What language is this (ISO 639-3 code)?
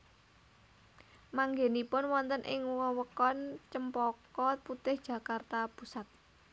jav